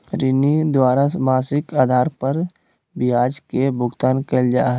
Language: Magahi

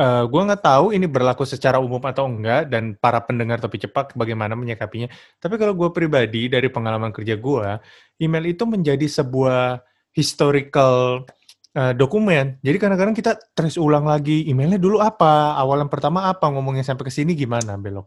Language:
Indonesian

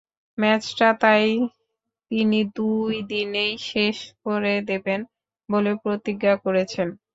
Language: Bangla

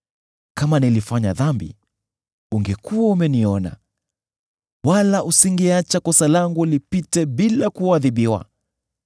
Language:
Swahili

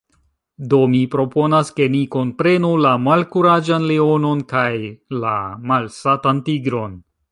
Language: Esperanto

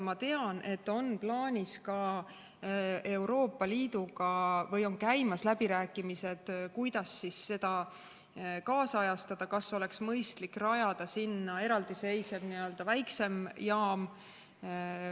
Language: Estonian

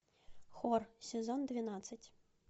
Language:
Russian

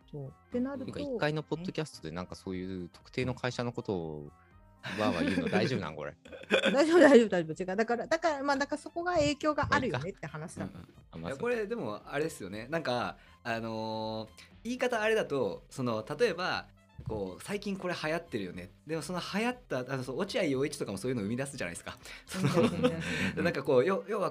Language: Japanese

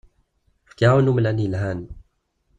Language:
Kabyle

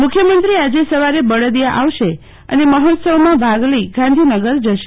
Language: Gujarati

